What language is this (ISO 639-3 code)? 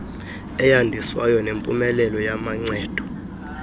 xho